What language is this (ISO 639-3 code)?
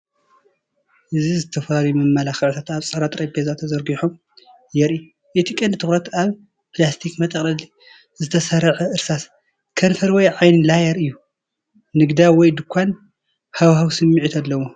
tir